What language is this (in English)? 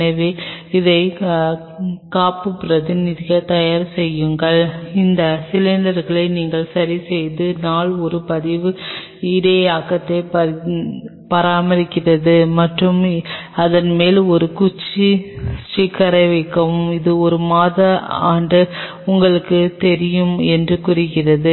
Tamil